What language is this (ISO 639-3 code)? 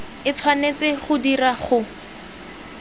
tsn